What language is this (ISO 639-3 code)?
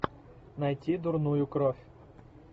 rus